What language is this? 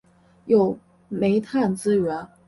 Chinese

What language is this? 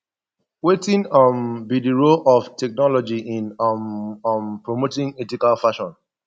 Nigerian Pidgin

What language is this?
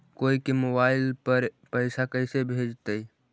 Magahi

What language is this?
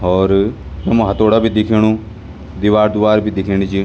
Garhwali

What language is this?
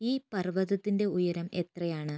Malayalam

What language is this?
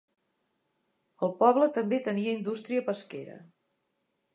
Catalan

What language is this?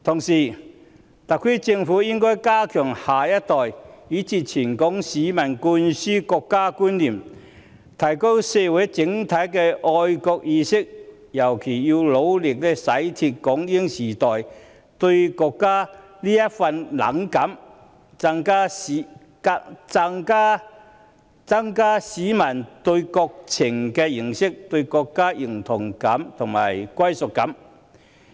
Cantonese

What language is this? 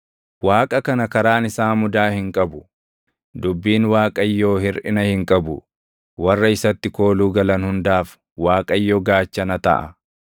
Oromo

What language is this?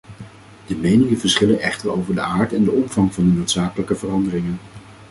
Dutch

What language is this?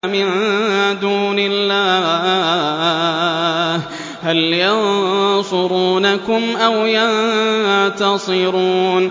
Arabic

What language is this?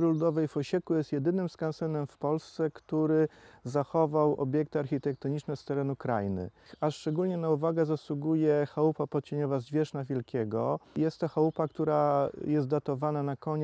Polish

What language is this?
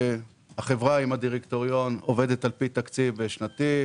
Hebrew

